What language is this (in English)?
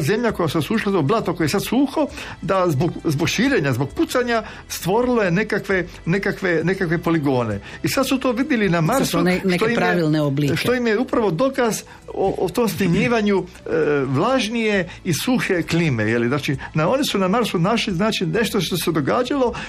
Croatian